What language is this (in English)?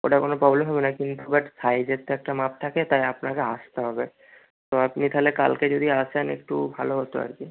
Bangla